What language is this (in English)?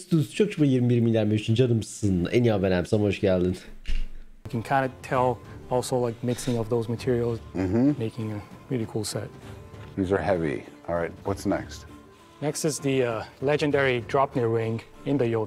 Turkish